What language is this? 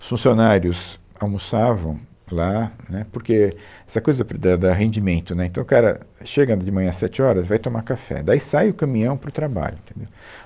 Portuguese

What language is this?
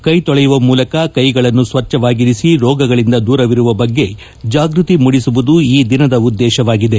Kannada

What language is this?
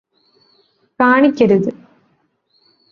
Malayalam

